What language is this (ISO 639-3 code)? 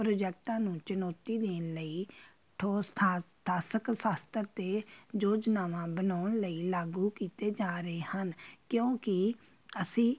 pan